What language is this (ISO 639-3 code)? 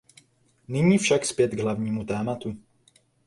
ces